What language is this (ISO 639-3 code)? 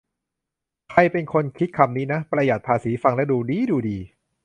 tha